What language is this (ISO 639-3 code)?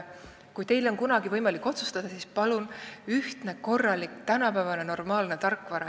est